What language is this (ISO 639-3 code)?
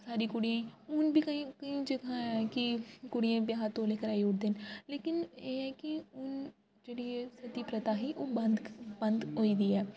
doi